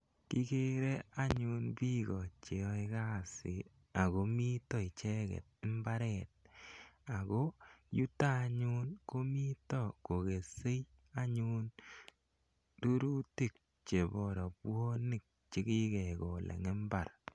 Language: Kalenjin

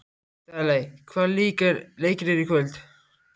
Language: Icelandic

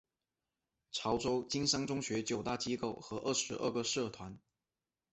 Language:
Chinese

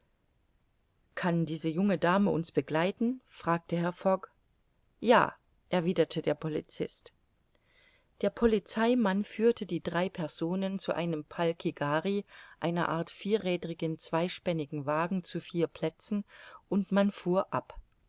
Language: German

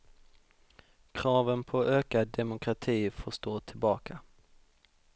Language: Swedish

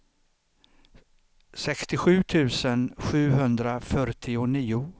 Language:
Swedish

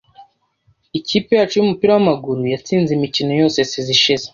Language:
Kinyarwanda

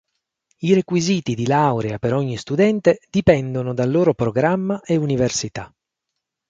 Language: Italian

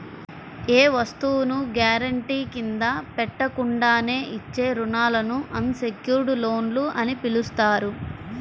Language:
Telugu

